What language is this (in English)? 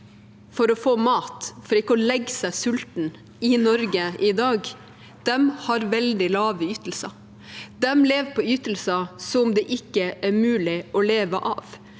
Norwegian